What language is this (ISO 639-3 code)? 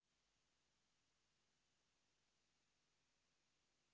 rus